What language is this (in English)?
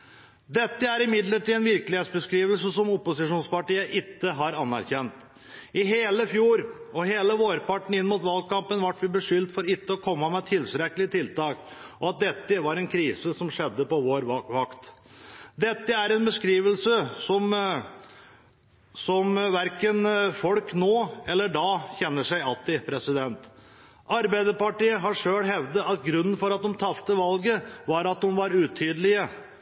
Norwegian Bokmål